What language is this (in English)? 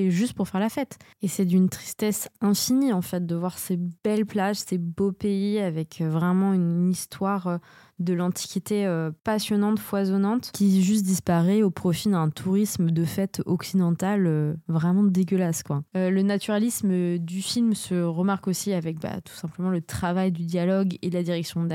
French